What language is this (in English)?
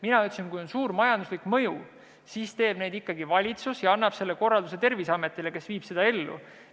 Estonian